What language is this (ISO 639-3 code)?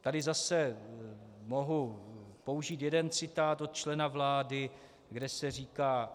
ces